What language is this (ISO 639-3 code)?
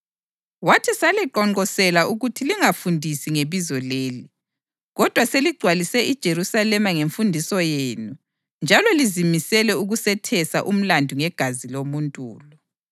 nde